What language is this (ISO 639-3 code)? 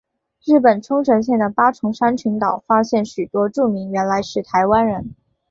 zho